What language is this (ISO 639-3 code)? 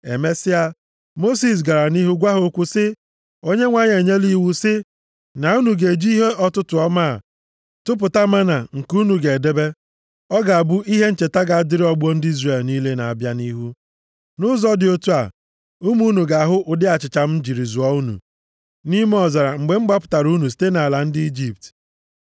ibo